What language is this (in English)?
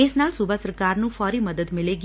Punjabi